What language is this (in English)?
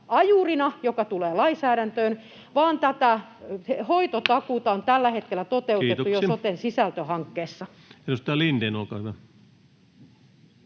Finnish